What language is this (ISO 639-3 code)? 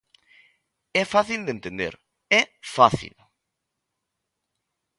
glg